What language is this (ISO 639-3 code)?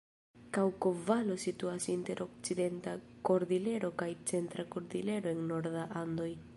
epo